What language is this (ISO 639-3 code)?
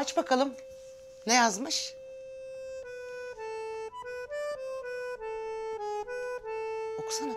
tur